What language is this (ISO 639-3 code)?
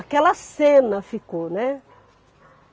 por